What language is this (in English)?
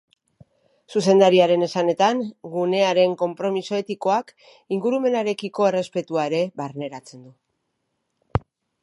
Basque